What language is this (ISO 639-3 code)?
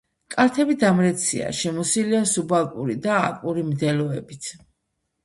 kat